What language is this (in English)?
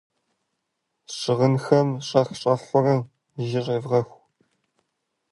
Kabardian